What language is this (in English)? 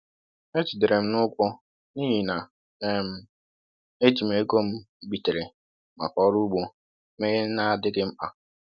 Igbo